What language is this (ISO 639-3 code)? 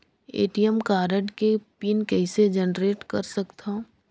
hne